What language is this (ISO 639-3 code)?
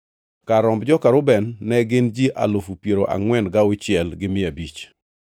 luo